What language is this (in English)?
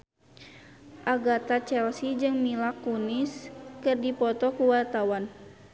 Sundanese